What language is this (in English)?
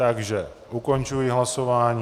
Czech